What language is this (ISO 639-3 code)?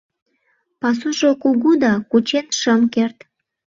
chm